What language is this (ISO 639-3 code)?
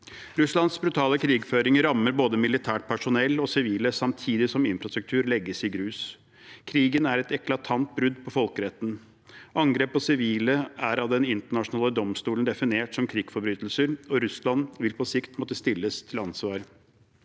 nor